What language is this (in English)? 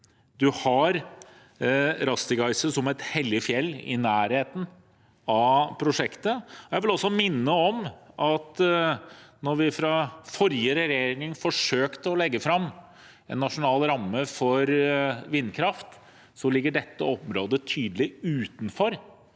Norwegian